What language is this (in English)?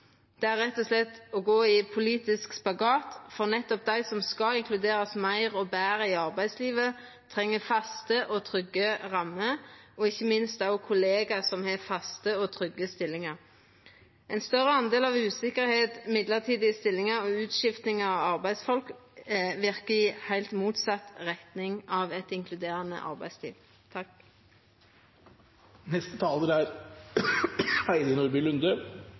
Norwegian Nynorsk